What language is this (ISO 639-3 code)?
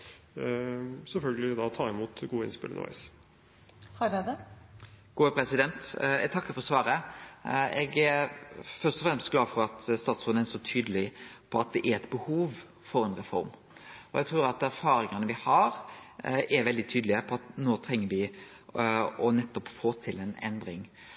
nor